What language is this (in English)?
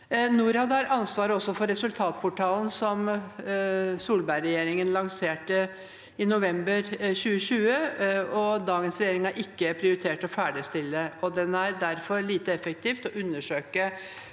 Norwegian